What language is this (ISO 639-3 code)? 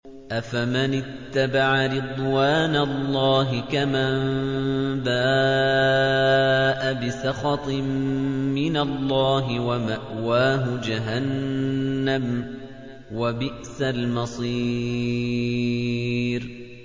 ara